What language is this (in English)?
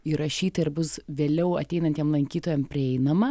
Lithuanian